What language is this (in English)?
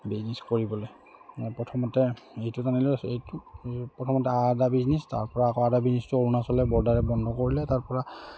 Assamese